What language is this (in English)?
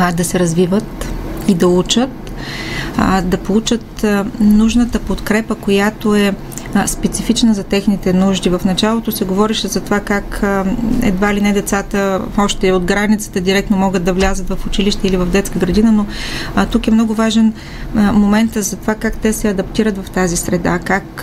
Bulgarian